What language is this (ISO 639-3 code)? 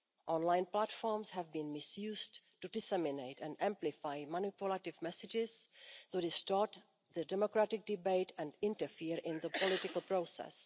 eng